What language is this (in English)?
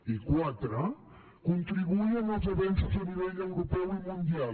Catalan